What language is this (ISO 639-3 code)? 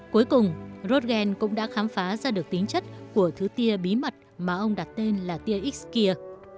vie